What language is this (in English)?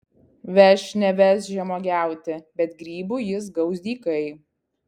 Lithuanian